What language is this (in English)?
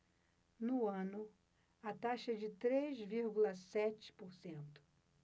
Portuguese